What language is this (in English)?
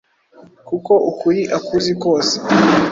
Kinyarwanda